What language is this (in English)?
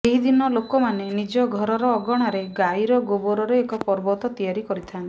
Odia